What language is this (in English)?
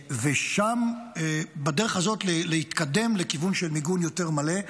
Hebrew